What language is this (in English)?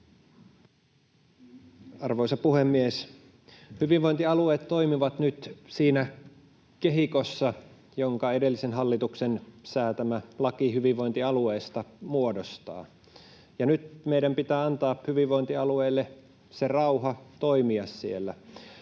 Finnish